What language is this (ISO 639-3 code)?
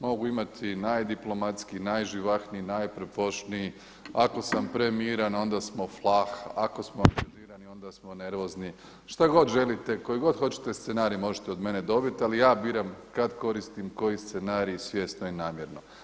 hrv